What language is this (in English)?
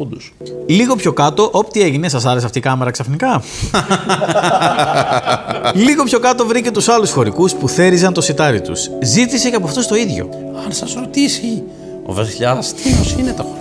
Greek